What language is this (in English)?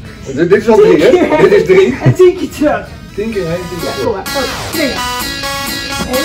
Dutch